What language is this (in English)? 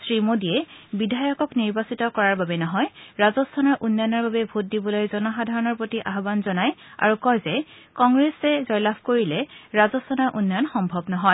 Assamese